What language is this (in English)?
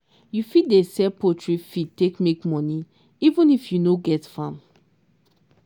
Nigerian Pidgin